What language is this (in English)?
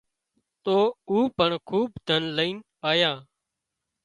Wadiyara Koli